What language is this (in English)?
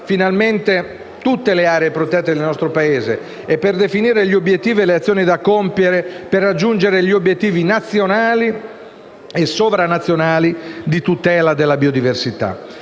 Italian